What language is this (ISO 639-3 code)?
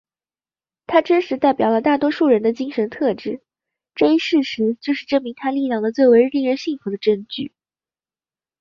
zho